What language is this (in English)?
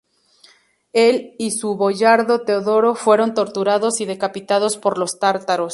Spanish